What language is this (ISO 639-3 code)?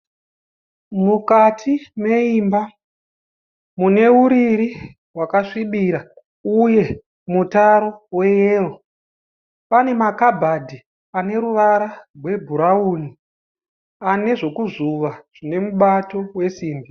sna